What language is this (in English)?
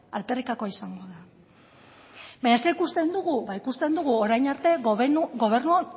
Basque